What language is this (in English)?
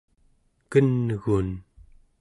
Central Yupik